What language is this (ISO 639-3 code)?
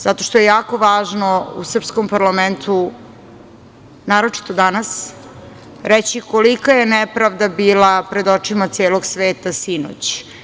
srp